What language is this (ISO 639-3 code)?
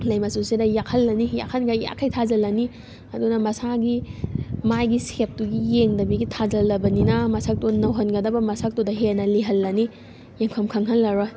mni